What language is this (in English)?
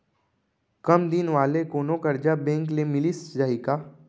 Chhattisgarhi